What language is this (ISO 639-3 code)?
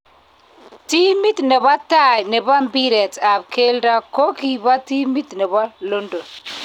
kln